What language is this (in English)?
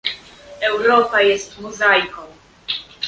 Polish